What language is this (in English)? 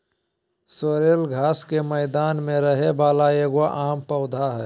Magahi